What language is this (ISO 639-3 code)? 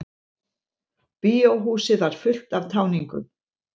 isl